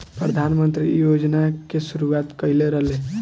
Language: Bhojpuri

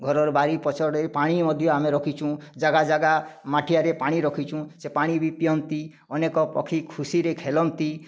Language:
Odia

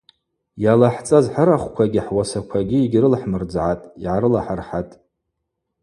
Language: Abaza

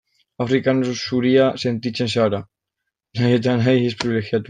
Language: Basque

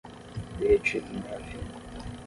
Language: Portuguese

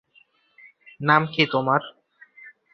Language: Bangla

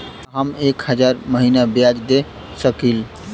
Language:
Bhojpuri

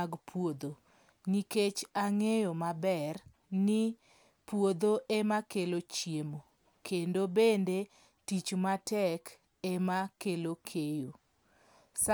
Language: Luo (Kenya and Tanzania)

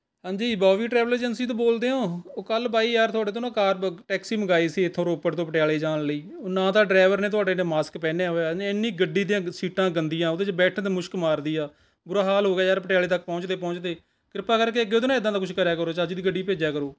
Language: Punjabi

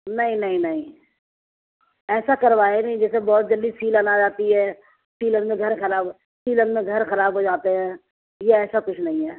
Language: Urdu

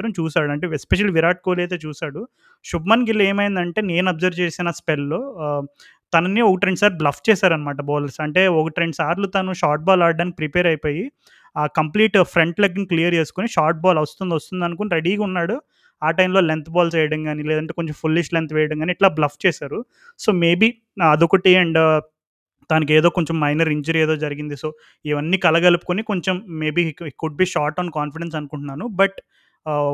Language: Telugu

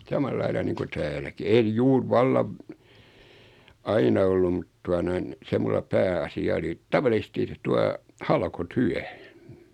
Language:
Finnish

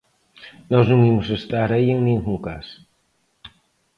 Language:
Galician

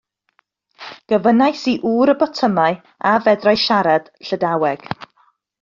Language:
Welsh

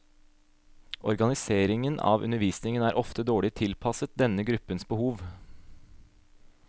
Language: Norwegian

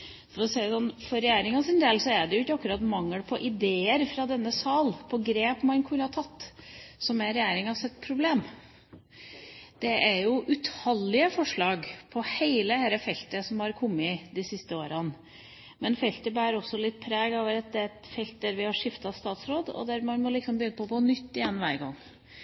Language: Norwegian Bokmål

